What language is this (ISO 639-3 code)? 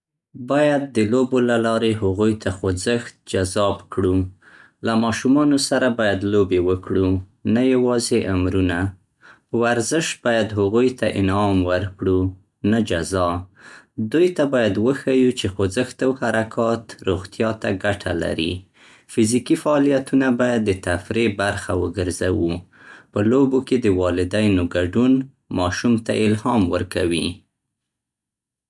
pst